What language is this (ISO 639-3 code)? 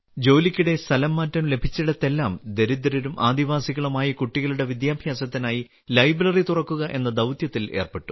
mal